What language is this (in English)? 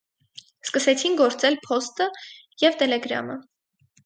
Armenian